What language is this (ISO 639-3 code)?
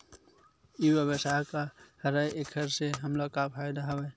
hne